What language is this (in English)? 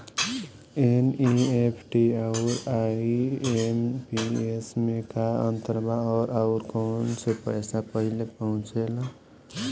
Bhojpuri